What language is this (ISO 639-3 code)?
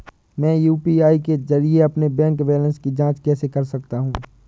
hin